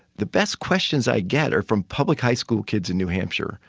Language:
English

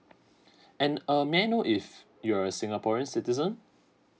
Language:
English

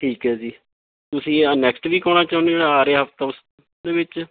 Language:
Punjabi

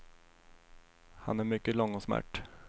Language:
Swedish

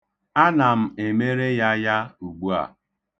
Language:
Igbo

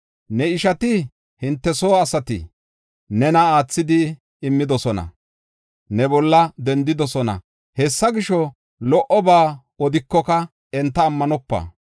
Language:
Gofa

